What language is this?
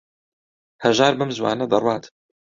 Central Kurdish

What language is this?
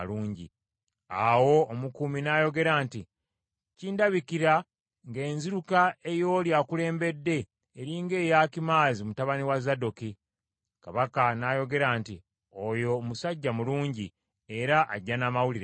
Ganda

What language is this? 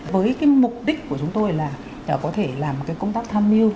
Vietnamese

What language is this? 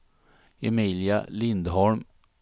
Swedish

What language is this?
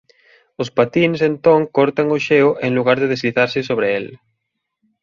Galician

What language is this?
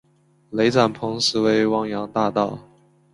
Chinese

